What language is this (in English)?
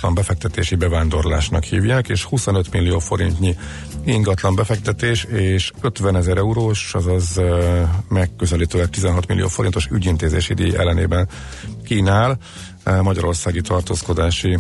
Hungarian